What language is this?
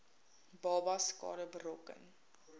Afrikaans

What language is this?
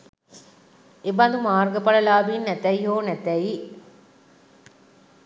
Sinhala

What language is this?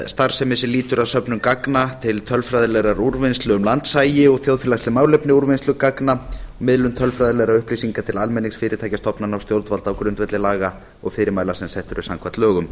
Icelandic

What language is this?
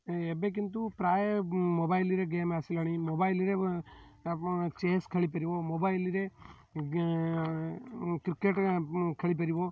Odia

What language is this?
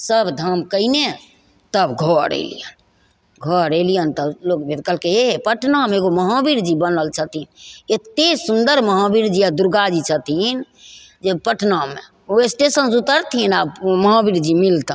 Maithili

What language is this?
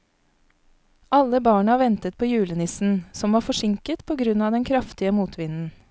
Norwegian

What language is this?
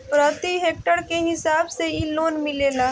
Bhojpuri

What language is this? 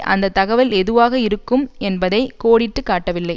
Tamil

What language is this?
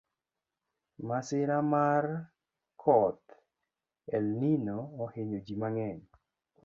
Luo (Kenya and Tanzania)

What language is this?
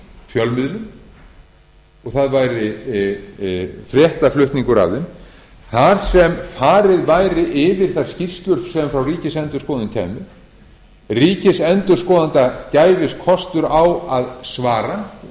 Icelandic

